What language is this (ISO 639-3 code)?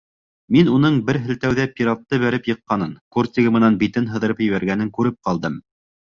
bak